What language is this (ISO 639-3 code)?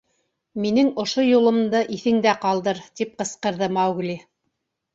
bak